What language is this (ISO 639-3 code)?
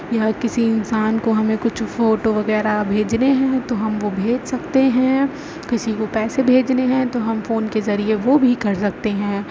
urd